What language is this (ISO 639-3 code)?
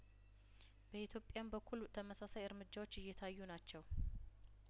amh